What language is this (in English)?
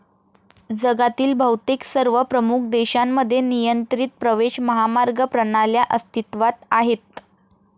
Marathi